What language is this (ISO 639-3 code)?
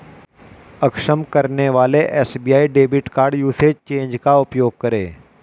hin